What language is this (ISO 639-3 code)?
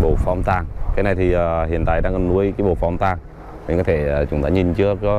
vie